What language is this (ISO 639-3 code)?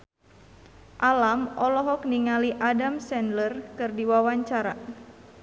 sun